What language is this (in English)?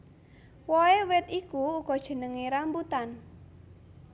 Javanese